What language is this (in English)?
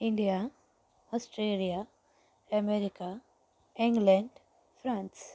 Marathi